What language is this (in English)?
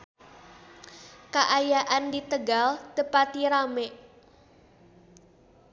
Sundanese